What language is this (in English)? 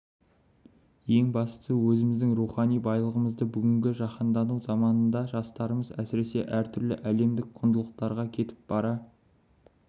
Kazakh